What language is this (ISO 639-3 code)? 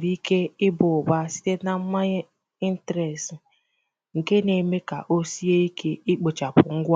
ibo